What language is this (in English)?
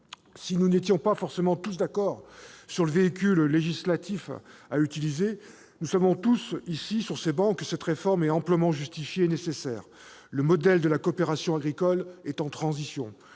French